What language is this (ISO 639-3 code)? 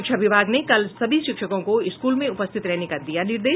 hin